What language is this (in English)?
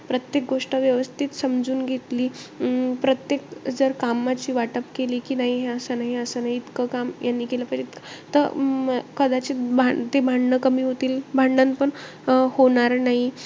Marathi